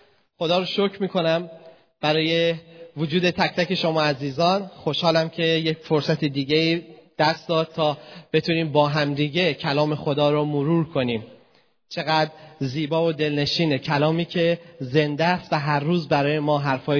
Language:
Persian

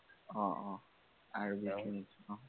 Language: Assamese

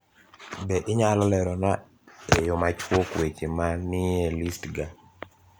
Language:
Luo (Kenya and Tanzania)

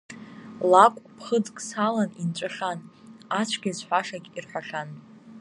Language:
Abkhazian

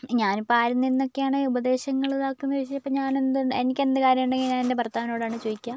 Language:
Malayalam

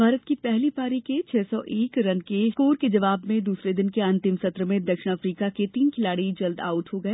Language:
Hindi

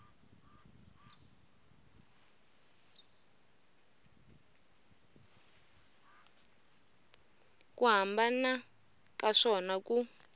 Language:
Tsonga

